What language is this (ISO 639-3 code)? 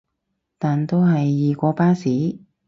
yue